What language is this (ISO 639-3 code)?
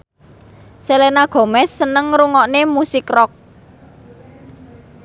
jav